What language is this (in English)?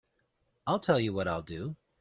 English